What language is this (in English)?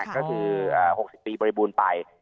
Thai